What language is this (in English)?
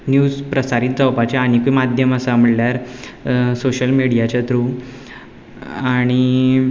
Konkani